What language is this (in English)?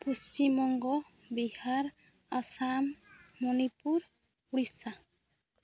Santali